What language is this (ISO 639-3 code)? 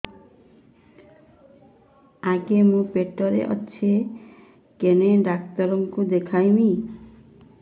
ori